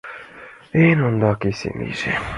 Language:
Mari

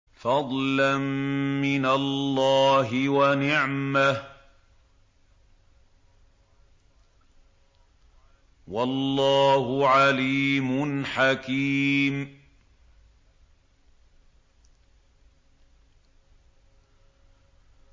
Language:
Arabic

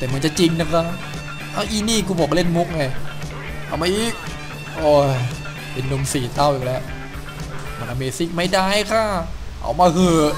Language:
Thai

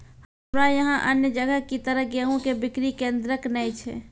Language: Maithili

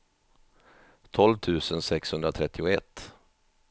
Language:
Swedish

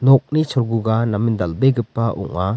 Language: Garo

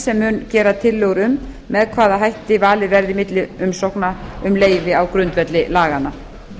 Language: Icelandic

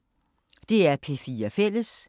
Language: Danish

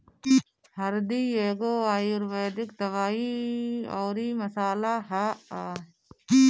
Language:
Bhojpuri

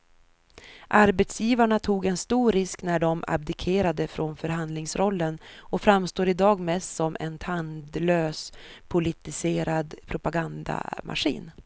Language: Swedish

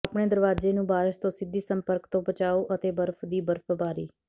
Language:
Punjabi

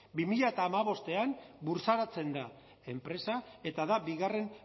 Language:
Basque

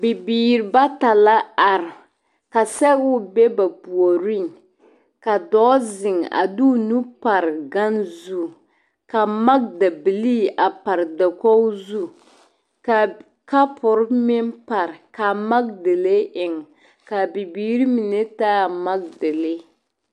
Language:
Southern Dagaare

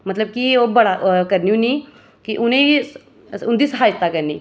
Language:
Dogri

